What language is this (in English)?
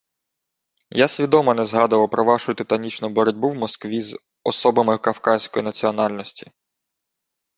Ukrainian